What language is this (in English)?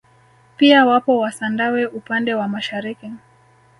Swahili